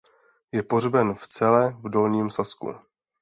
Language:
Czech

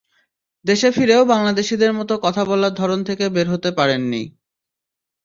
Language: Bangla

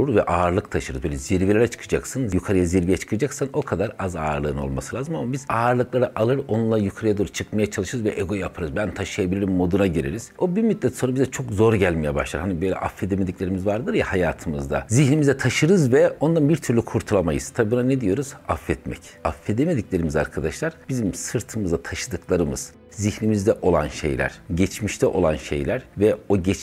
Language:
Turkish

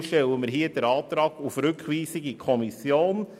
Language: Swiss German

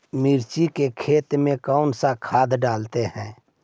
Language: Magahi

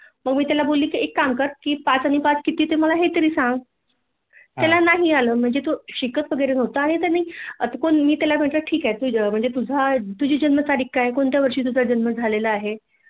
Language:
Marathi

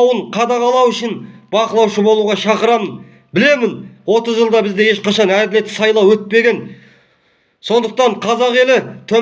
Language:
Turkish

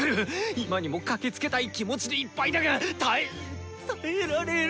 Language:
Japanese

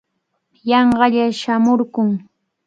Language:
Cajatambo North Lima Quechua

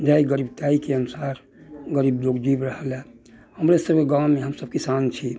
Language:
Maithili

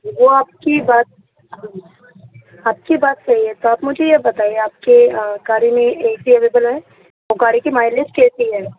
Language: Urdu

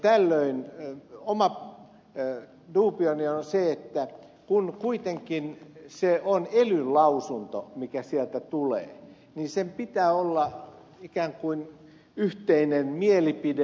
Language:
Finnish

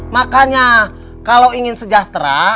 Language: Indonesian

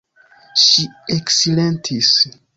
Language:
Esperanto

